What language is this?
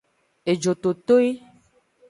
Aja (Benin)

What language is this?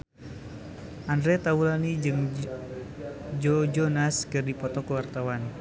Sundanese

